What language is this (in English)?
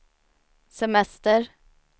Swedish